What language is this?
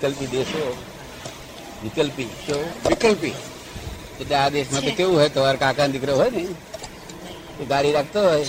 Gujarati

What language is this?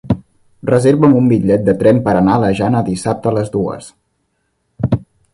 Catalan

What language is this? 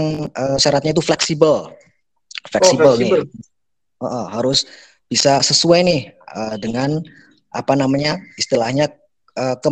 Indonesian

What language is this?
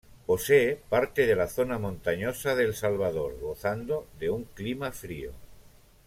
Spanish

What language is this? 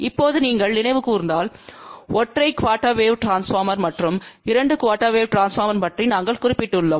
Tamil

